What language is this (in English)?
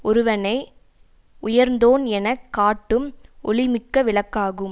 Tamil